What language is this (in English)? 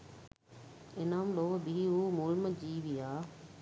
Sinhala